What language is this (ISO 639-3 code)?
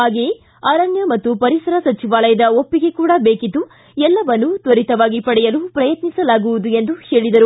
kan